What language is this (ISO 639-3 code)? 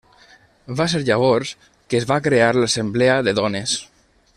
cat